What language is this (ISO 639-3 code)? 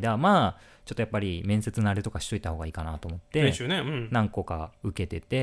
jpn